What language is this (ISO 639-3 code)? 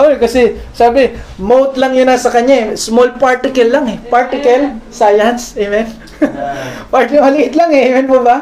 fil